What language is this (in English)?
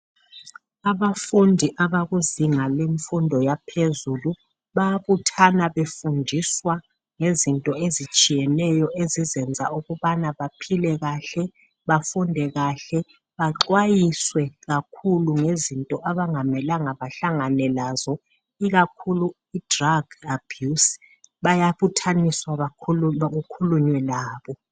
North Ndebele